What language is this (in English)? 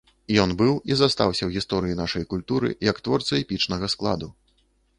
Belarusian